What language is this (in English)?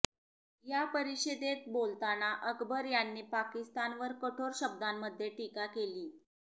Marathi